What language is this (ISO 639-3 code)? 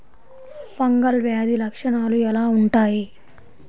tel